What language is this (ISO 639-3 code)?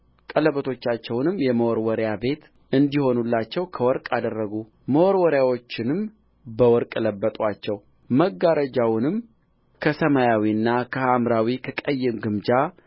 amh